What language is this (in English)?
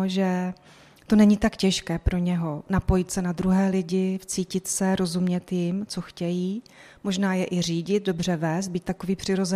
Czech